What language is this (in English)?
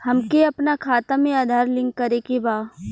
Bhojpuri